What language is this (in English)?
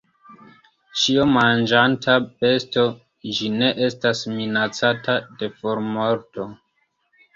Esperanto